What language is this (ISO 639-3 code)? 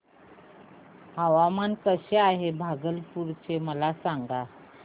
mar